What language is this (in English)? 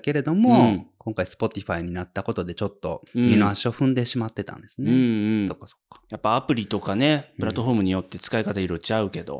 Japanese